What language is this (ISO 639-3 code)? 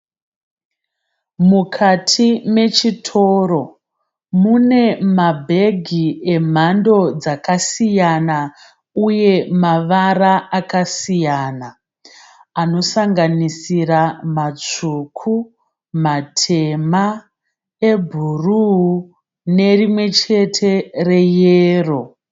sna